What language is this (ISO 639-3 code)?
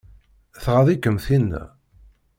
kab